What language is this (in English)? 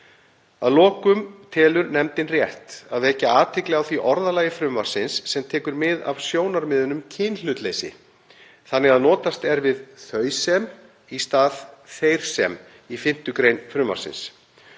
Icelandic